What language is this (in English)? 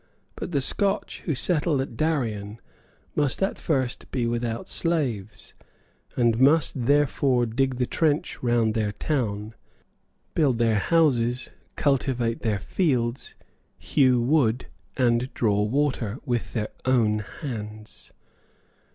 English